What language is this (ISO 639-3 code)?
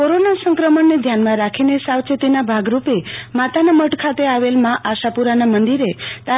guj